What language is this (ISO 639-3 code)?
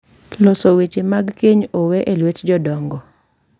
luo